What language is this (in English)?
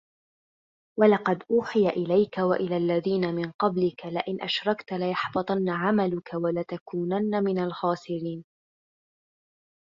Arabic